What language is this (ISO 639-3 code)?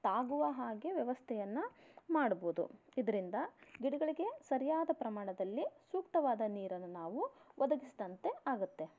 kan